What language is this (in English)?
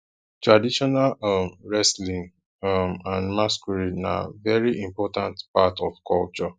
Nigerian Pidgin